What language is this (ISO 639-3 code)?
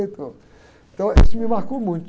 por